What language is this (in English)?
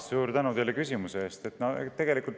Estonian